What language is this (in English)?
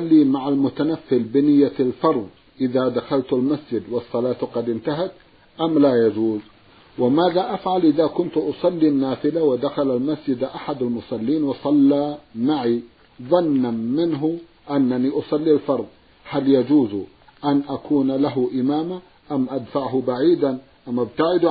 Arabic